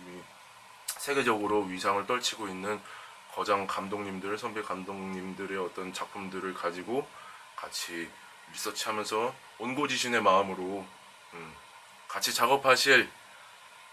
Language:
Korean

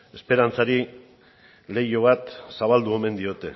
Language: Basque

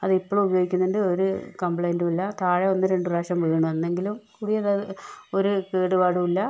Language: Malayalam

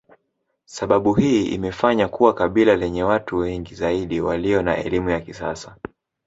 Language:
Swahili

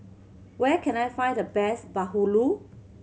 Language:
English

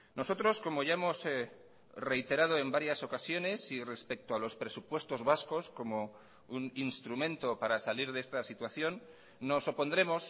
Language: Spanish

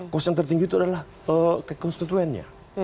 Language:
Indonesian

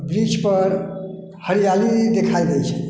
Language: Maithili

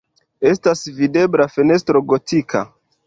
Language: Esperanto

